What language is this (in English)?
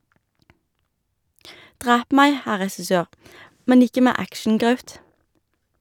Norwegian